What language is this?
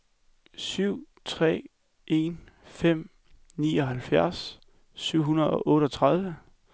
Danish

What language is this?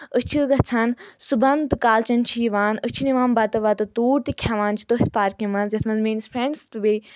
Kashmiri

